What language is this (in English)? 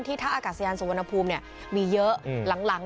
Thai